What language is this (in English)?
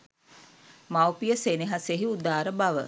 Sinhala